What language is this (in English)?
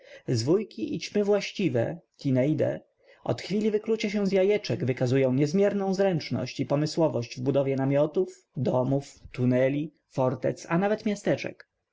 Polish